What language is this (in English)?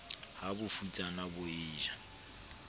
Southern Sotho